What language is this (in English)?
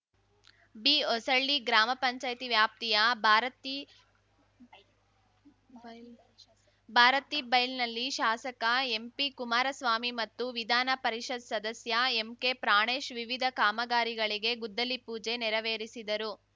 Kannada